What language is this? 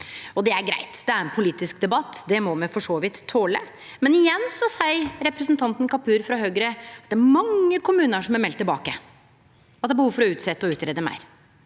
Norwegian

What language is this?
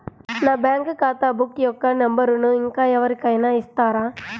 Telugu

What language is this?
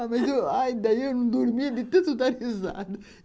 Portuguese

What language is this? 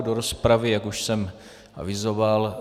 Czech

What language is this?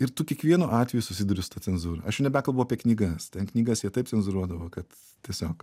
Lithuanian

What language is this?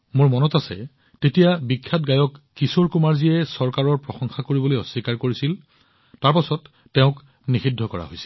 Assamese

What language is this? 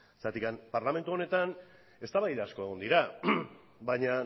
Basque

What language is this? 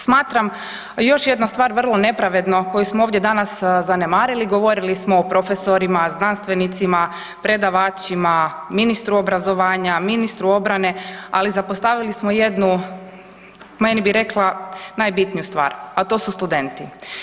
Croatian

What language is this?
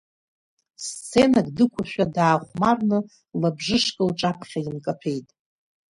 Abkhazian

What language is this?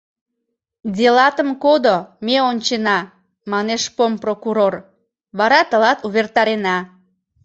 Mari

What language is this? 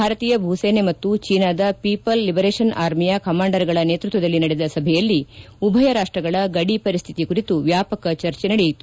Kannada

